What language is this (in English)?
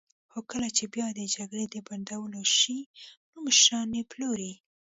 Pashto